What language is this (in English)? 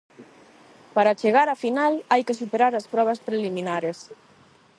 Galician